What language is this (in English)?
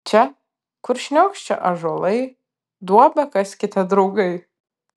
Lithuanian